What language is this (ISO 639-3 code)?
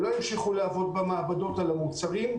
heb